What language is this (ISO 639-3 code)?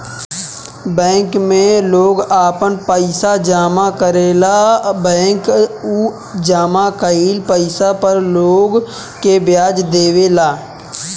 bho